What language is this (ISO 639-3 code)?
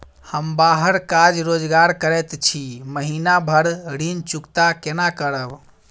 mai